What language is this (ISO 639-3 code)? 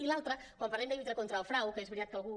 cat